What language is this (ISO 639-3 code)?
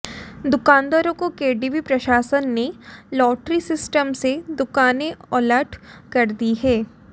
hin